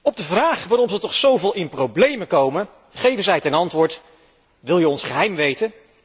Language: Dutch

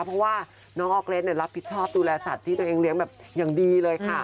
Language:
Thai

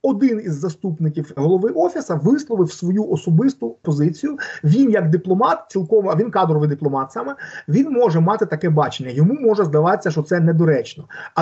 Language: Ukrainian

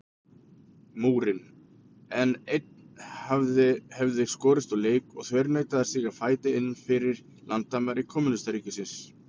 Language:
Icelandic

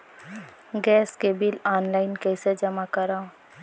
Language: Chhattisgarhi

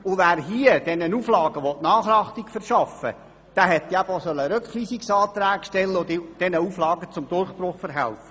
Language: Swiss German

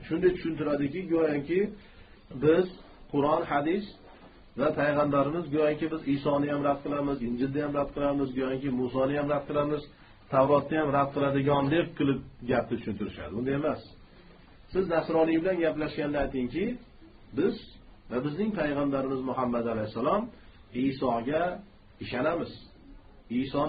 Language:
Turkish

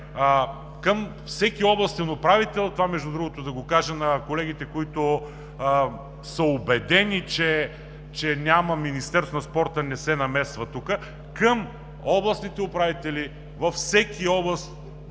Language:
Bulgarian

